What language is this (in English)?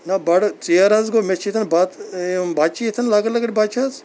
Kashmiri